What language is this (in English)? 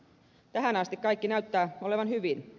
Finnish